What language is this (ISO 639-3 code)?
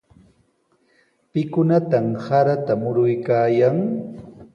qws